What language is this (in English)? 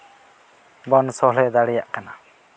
Santali